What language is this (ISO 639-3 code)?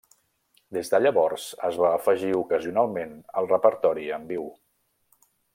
cat